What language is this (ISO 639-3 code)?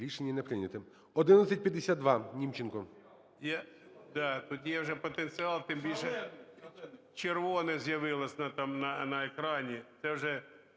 ukr